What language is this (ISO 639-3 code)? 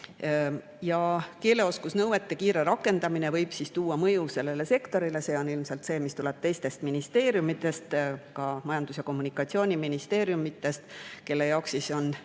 est